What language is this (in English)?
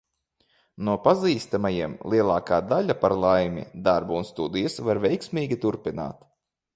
Latvian